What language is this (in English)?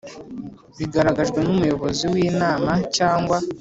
Kinyarwanda